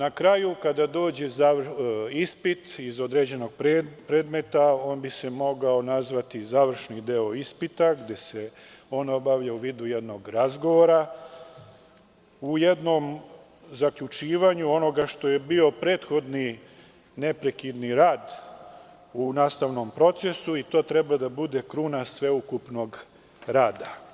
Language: Serbian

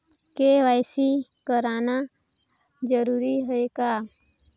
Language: Chhattisgarhi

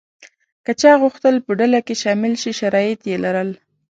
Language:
Pashto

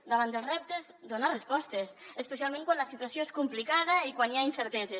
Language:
Catalan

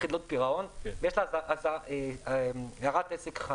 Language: Hebrew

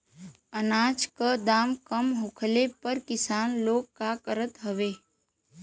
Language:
Bhojpuri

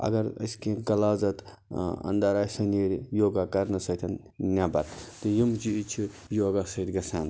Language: Kashmiri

